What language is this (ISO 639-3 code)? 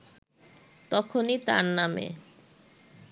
ben